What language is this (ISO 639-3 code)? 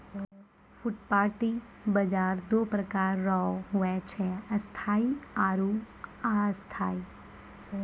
mai